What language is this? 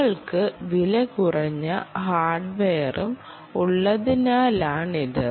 Malayalam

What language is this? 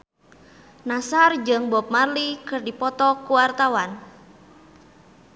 Sundanese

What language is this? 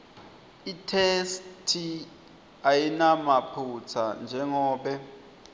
Swati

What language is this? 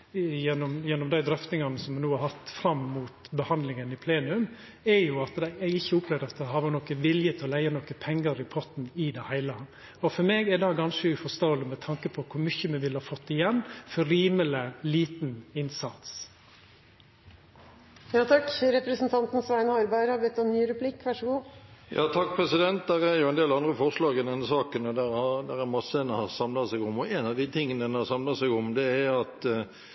Norwegian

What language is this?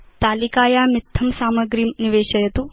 Sanskrit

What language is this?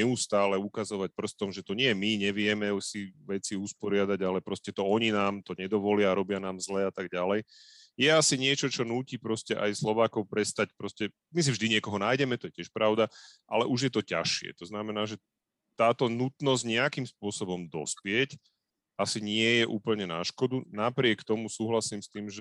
Slovak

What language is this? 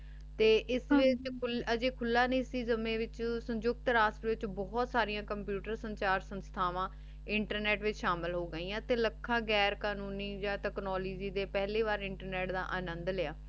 Punjabi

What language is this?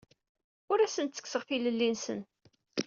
Kabyle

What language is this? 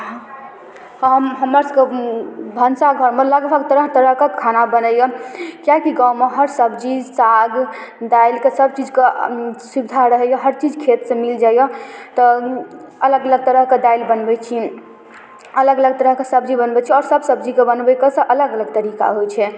Maithili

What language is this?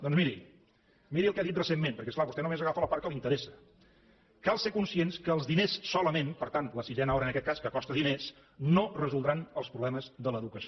Catalan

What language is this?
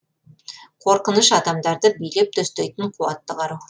Kazakh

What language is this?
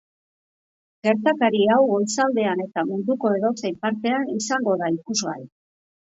Basque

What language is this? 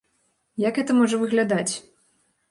Belarusian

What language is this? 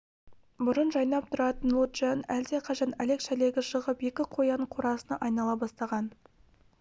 Kazakh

